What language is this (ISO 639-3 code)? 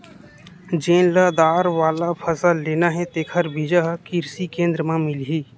hne